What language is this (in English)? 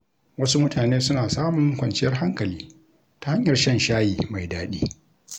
Hausa